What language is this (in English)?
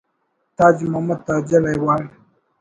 Brahui